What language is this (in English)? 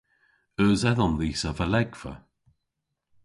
Cornish